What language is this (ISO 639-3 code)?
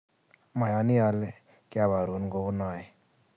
kln